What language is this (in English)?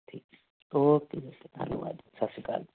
Punjabi